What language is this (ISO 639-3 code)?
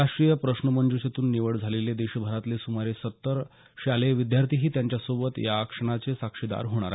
mar